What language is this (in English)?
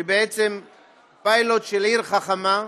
Hebrew